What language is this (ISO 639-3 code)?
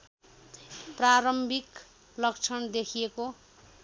nep